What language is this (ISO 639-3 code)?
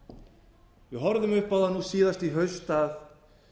isl